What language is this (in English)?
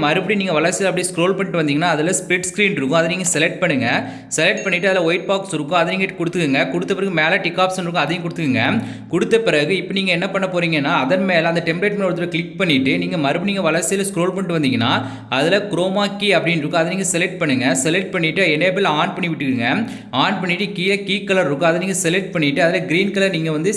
Tamil